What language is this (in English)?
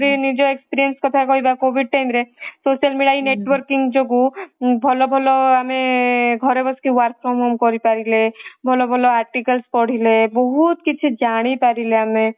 Odia